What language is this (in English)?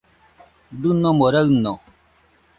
Nüpode Huitoto